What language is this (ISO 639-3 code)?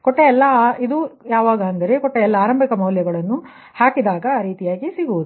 kan